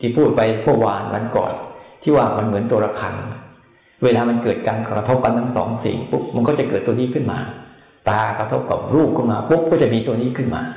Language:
Thai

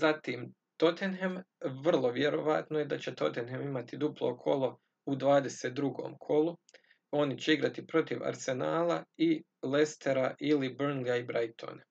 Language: Croatian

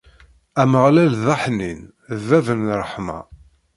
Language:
Kabyle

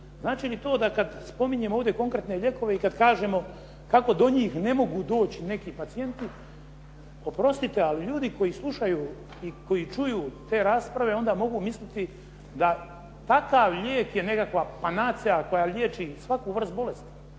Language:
Croatian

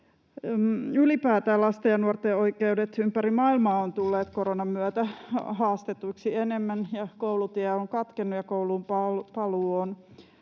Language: Finnish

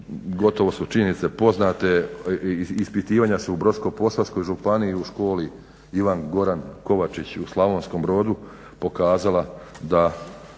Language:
Croatian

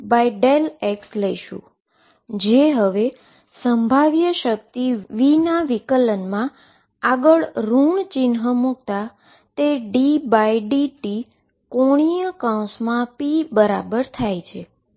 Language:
Gujarati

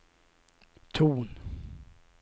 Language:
Swedish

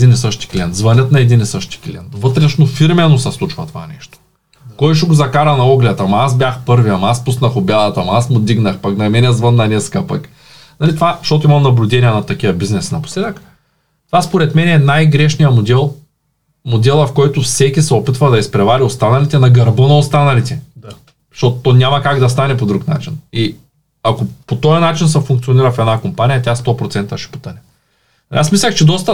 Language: Bulgarian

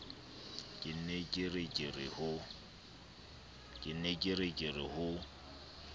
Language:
Southern Sotho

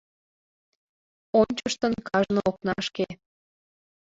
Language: Mari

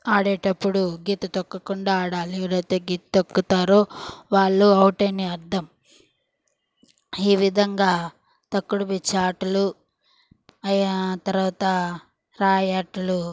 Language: Telugu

